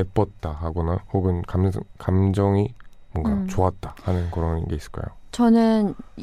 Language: Korean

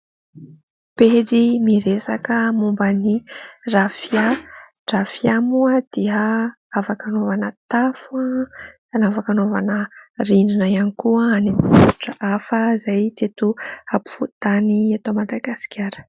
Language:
Malagasy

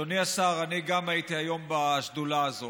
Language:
Hebrew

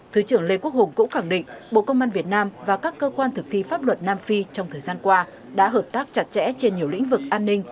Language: Vietnamese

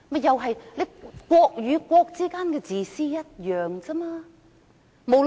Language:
Cantonese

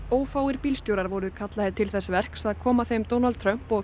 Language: Icelandic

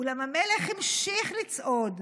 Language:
Hebrew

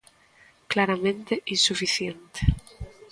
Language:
Galician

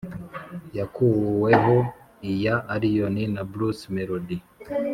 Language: Kinyarwanda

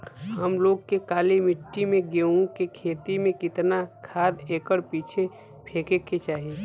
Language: Bhojpuri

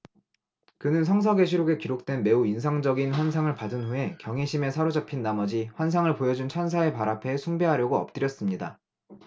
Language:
Korean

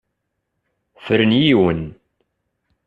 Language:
Kabyle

